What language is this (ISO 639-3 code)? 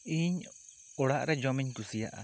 sat